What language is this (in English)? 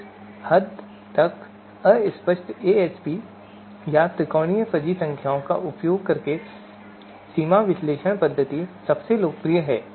Hindi